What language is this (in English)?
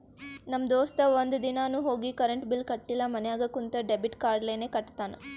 Kannada